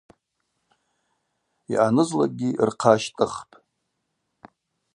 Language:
Abaza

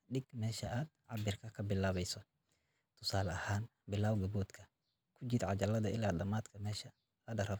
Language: Somali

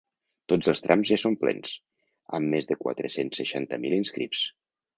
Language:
Catalan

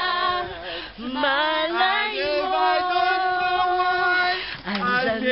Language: Arabic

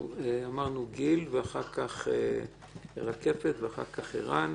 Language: Hebrew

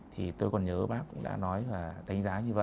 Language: Vietnamese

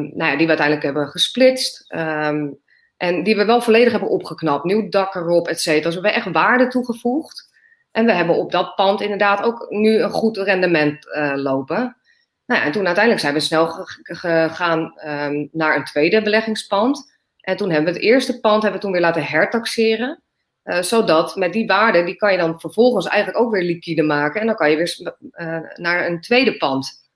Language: Dutch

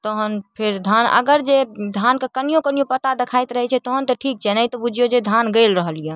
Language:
Maithili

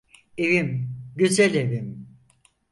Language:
Turkish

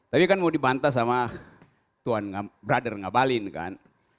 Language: Indonesian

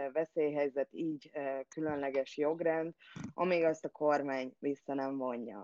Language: Hungarian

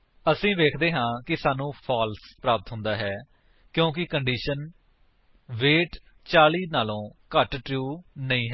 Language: Punjabi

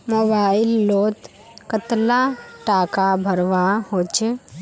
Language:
Magahi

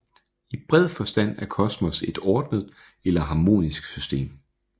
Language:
Danish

